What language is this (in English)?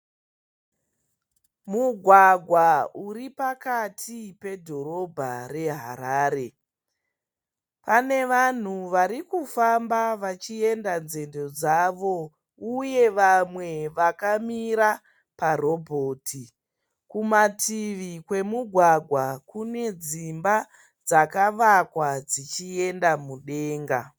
Shona